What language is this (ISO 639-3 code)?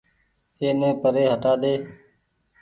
gig